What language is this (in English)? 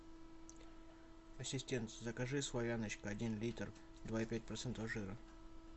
Russian